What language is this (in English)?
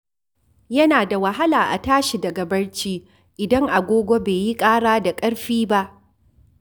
Hausa